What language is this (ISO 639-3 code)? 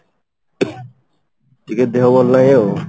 ori